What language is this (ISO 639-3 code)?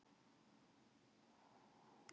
isl